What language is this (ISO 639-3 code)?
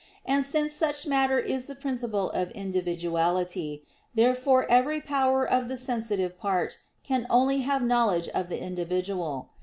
eng